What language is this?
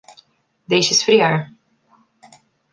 Portuguese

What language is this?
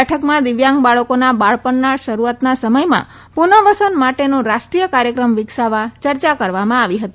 Gujarati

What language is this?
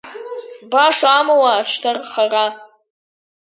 Abkhazian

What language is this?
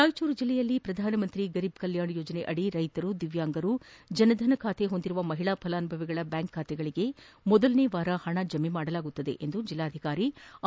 Kannada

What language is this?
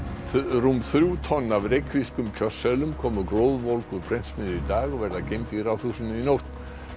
Icelandic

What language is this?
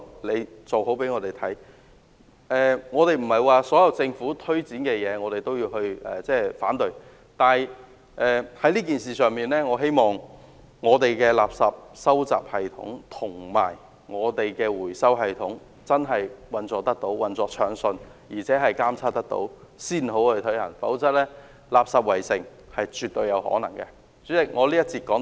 Cantonese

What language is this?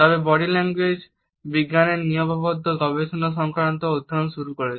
Bangla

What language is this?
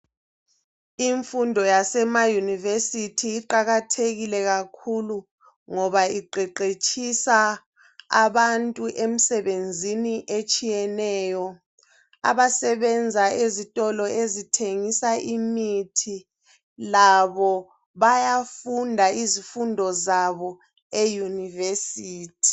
North Ndebele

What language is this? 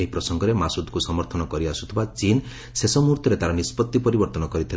Odia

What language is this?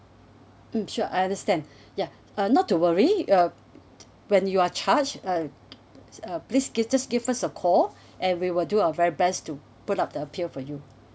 English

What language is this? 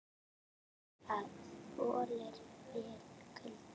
Icelandic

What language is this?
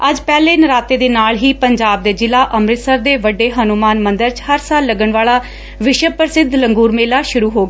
Punjabi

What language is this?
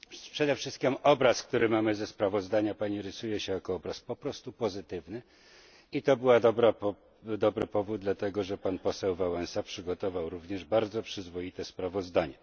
Polish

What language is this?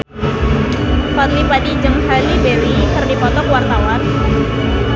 Sundanese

